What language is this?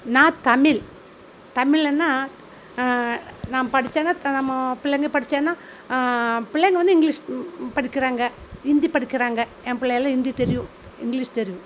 Tamil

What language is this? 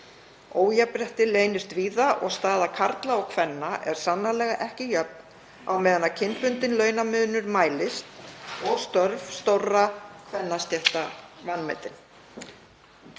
Icelandic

